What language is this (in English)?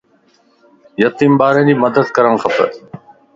Lasi